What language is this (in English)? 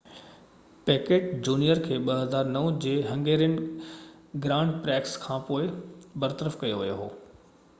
Sindhi